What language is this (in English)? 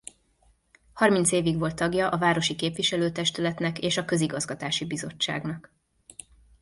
Hungarian